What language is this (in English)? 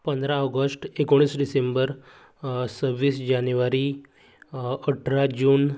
Konkani